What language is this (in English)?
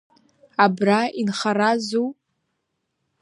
Abkhazian